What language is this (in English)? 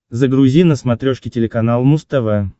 Russian